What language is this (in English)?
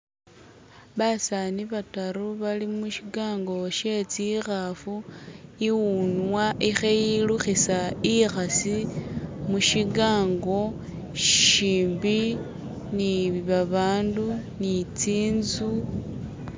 Masaaba